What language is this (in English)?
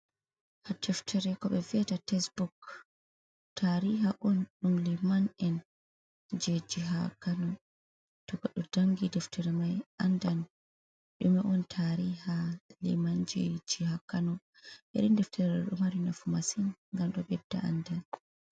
Fula